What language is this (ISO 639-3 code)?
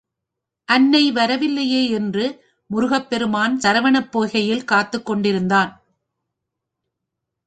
tam